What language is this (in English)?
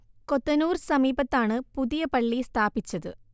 Malayalam